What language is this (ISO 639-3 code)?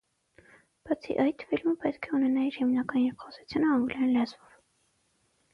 hye